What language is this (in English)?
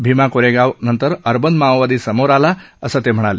Marathi